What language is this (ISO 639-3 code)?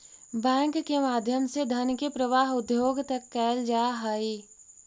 mag